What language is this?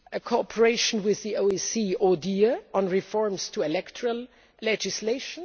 English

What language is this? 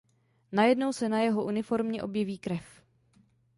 Czech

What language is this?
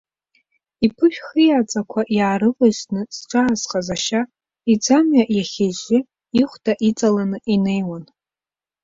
Abkhazian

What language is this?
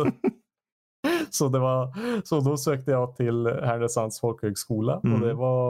Swedish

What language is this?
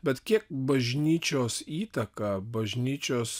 Lithuanian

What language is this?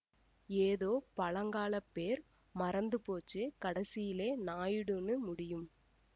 Tamil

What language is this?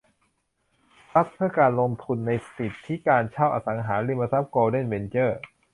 Thai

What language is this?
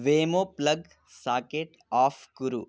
Sanskrit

